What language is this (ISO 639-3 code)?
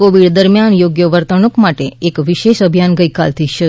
guj